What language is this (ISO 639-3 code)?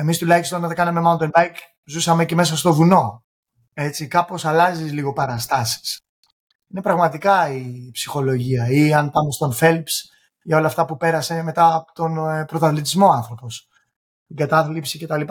ell